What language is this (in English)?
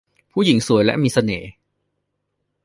Thai